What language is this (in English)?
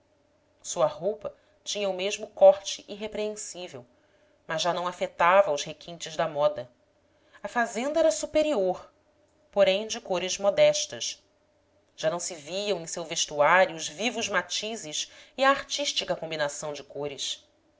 Portuguese